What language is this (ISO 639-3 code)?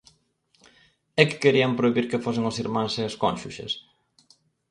glg